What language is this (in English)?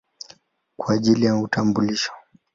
Swahili